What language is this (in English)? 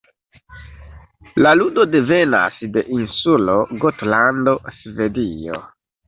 Esperanto